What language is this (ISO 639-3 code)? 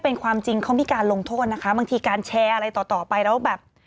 tha